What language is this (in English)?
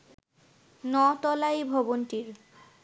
Bangla